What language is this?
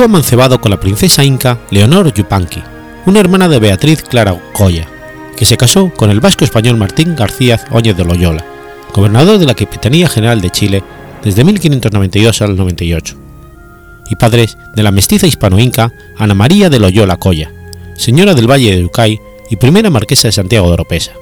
Spanish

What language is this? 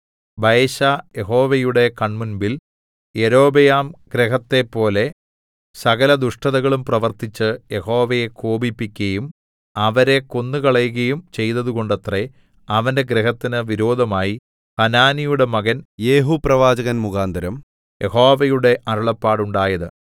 Malayalam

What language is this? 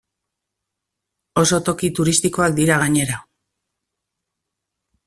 Basque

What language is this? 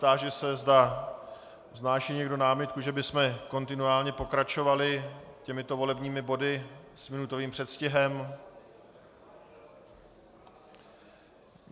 Czech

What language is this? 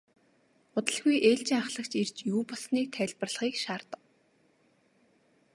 Mongolian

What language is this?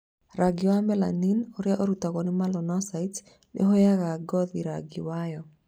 Kikuyu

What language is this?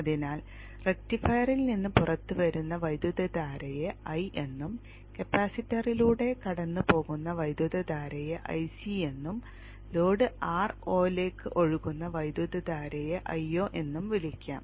Malayalam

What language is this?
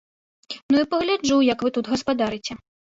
Belarusian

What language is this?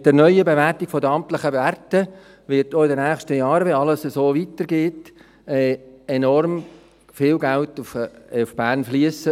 Swiss German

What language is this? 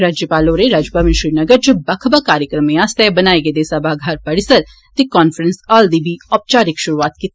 Dogri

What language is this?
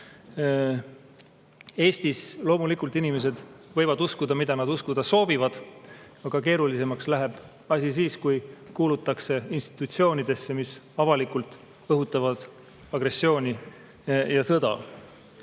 Estonian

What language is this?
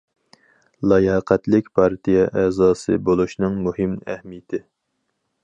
Uyghur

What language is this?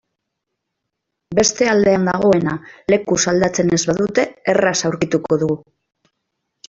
Basque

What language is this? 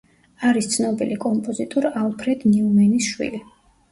Georgian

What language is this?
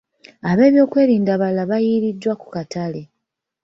Ganda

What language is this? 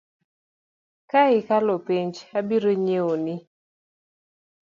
Luo (Kenya and Tanzania)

